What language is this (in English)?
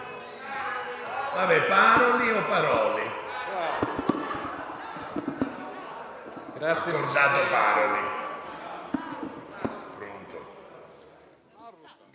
Italian